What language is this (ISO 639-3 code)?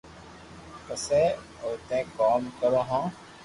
lrk